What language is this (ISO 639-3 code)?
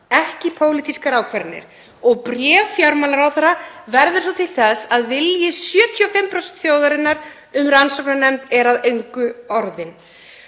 isl